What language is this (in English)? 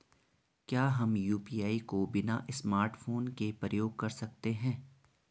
Hindi